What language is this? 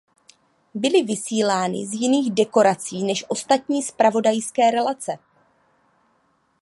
Czech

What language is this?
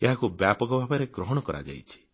Odia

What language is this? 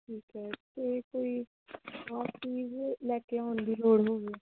Punjabi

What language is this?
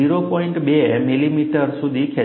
Gujarati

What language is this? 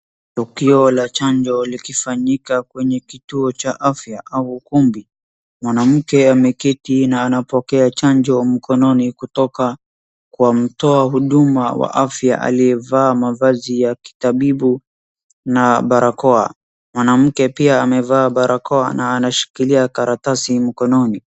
Swahili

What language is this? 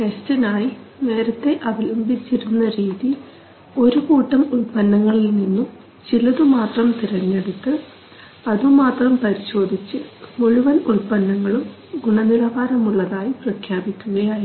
Malayalam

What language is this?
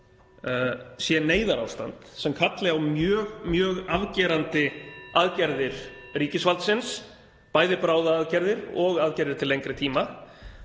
Icelandic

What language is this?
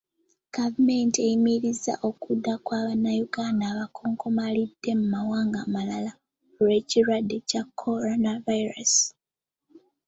Ganda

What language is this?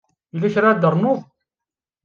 Kabyle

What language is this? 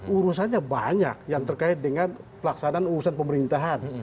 Indonesian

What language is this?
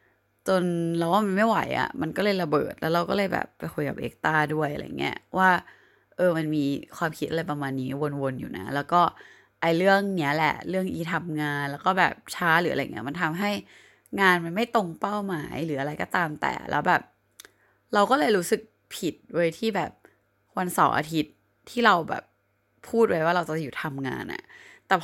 Thai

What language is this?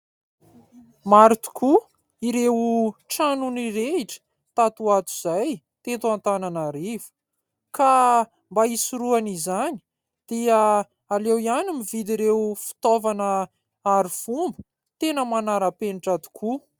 Malagasy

